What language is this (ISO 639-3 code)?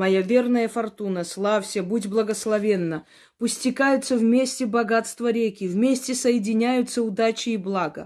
rus